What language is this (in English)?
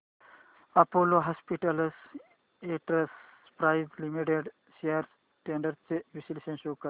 Marathi